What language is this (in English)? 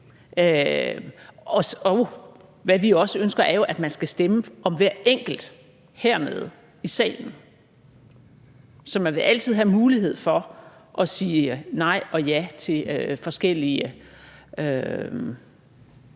Danish